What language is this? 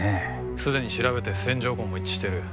Japanese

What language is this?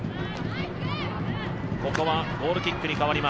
Japanese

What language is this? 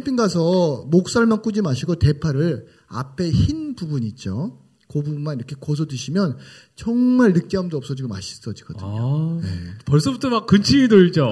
Korean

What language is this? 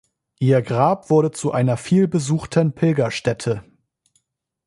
German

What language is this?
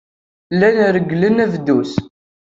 Kabyle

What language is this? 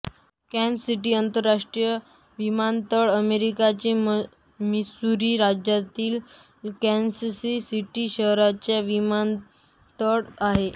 Marathi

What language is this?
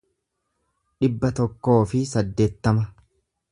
Oromo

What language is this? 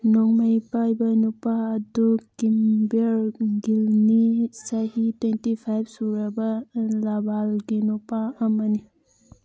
Manipuri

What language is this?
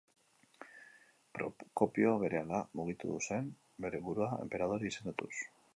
Basque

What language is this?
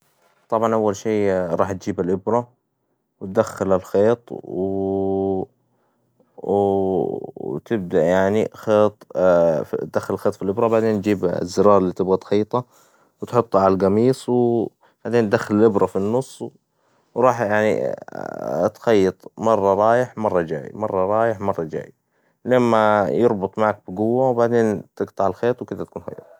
Hijazi Arabic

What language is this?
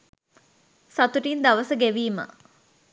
Sinhala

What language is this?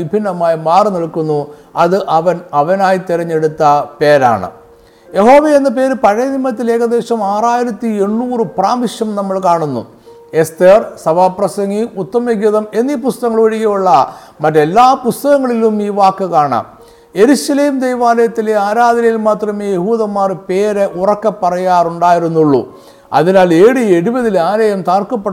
Malayalam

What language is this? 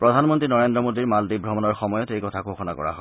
Assamese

